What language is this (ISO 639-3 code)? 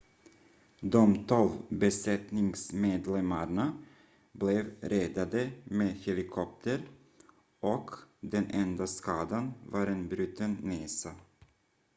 swe